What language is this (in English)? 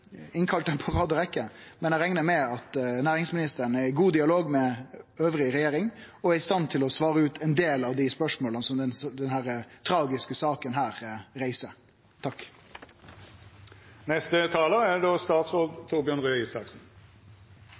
Norwegian